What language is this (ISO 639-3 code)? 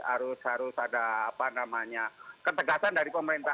ind